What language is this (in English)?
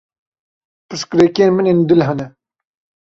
Kurdish